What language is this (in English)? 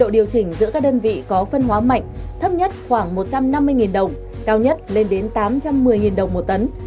Vietnamese